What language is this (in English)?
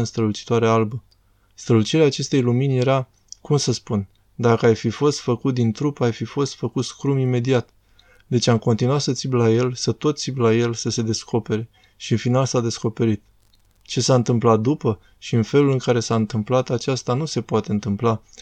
Romanian